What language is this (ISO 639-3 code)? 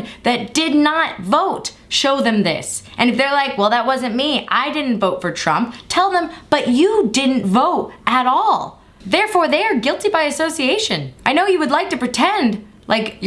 eng